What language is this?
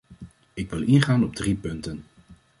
Dutch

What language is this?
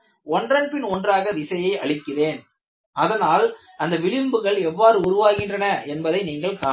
Tamil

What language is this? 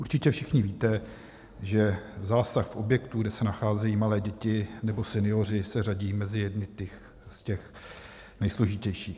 Czech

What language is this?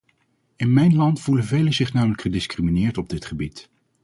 Dutch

